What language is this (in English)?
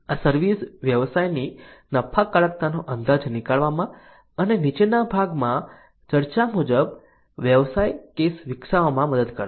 Gujarati